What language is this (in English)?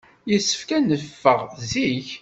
Kabyle